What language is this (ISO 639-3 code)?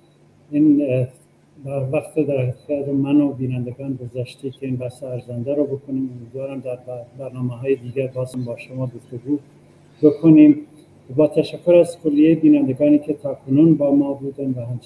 fas